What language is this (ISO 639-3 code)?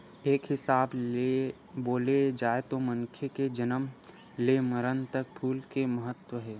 hne